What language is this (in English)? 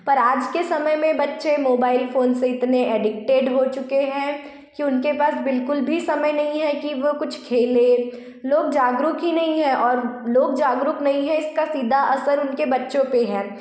Hindi